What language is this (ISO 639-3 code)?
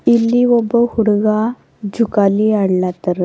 kan